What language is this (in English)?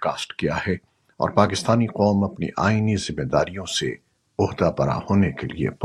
Urdu